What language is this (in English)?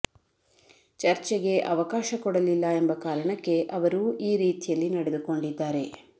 Kannada